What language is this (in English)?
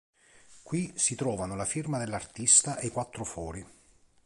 Italian